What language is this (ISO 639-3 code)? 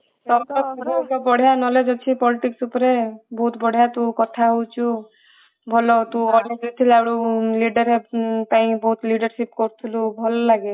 ori